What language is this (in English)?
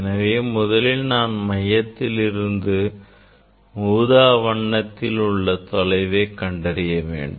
Tamil